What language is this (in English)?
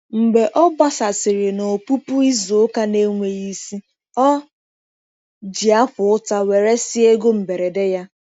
Igbo